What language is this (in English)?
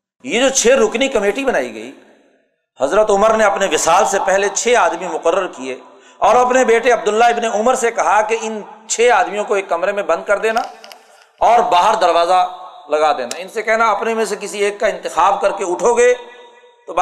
Urdu